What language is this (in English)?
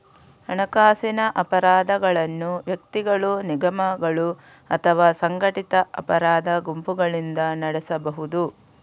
Kannada